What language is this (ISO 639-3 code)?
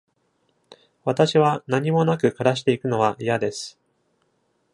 jpn